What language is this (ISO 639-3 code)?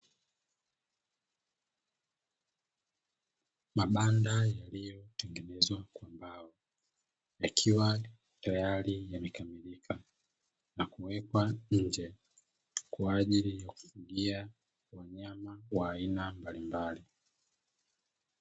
swa